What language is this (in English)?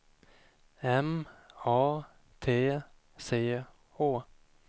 Swedish